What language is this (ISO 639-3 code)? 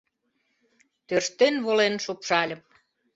chm